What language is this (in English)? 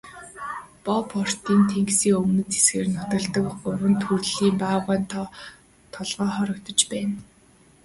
Mongolian